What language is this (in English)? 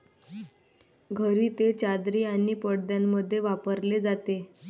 Marathi